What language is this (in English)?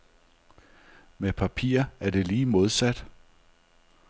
Danish